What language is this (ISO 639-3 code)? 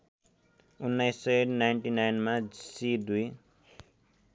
nep